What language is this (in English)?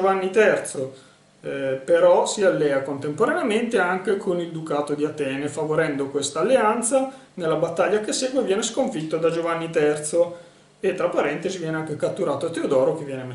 Italian